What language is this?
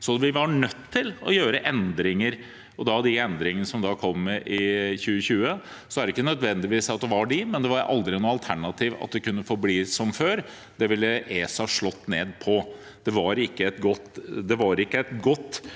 Norwegian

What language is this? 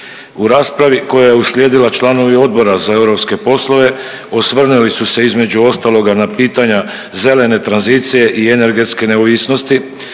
Croatian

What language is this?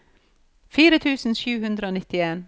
Norwegian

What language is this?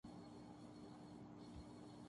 Urdu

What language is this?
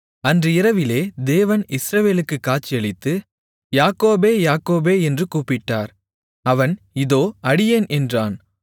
Tamil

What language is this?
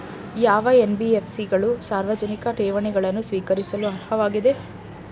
Kannada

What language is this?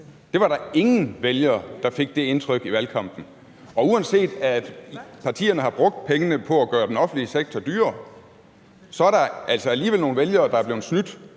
Danish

